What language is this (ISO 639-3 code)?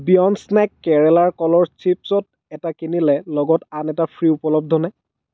asm